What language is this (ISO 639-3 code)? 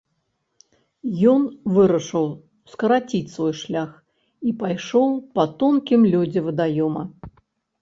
bel